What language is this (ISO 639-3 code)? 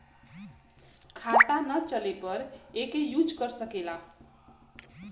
bho